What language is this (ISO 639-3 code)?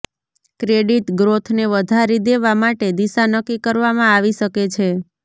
guj